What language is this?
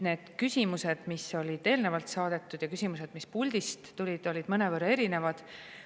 Estonian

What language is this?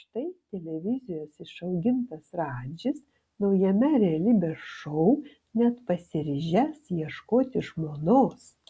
Lithuanian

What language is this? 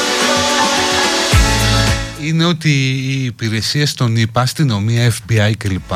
Greek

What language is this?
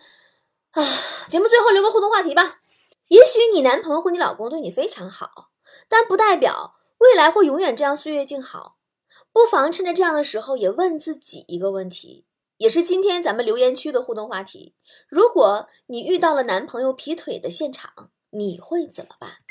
Chinese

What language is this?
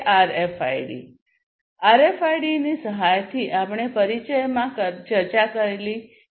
Gujarati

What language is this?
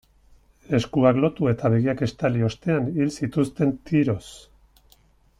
Basque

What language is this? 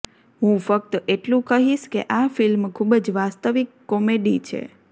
Gujarati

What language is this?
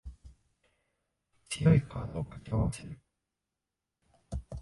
Japanese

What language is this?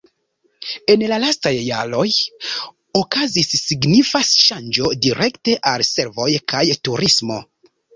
Esperanto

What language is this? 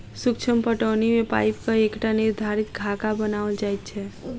Maithili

